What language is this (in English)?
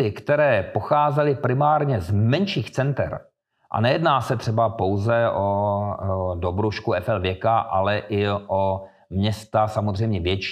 Czech